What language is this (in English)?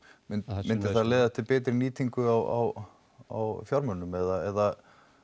Icelandic